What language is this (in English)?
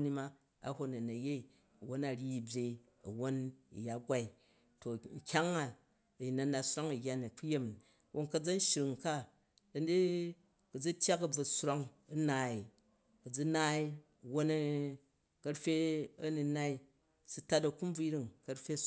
Jju